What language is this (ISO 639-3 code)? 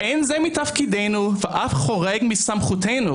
heb